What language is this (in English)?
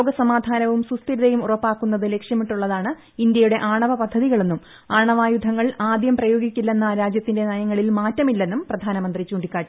Malayalam